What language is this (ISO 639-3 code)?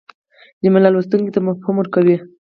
pus